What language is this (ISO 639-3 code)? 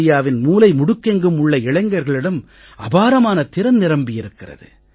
tam